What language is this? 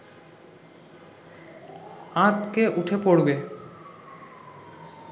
Bangla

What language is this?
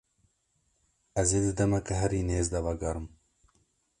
Kurdish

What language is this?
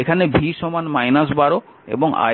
Bangla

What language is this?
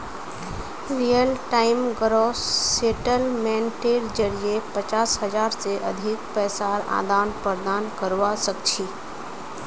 Magahi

